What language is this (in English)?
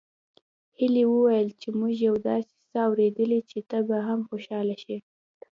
Pashto